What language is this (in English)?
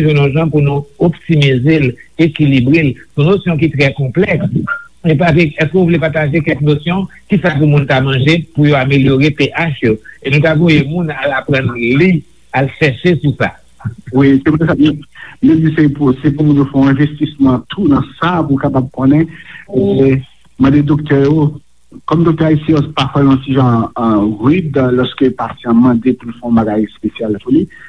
French